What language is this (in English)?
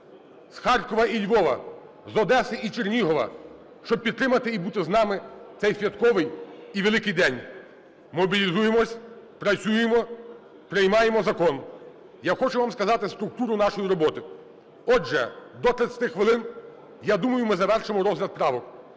Ukrainian